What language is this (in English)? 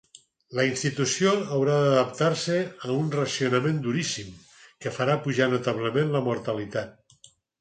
Catalan